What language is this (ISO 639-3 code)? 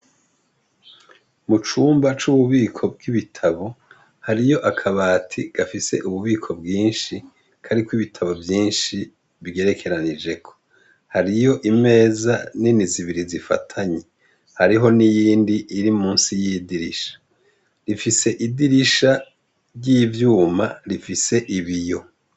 run